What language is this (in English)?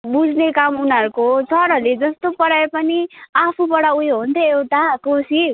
Nepali